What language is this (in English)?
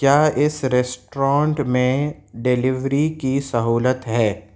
Urdu